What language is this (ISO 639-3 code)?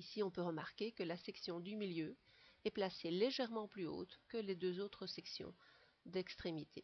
fra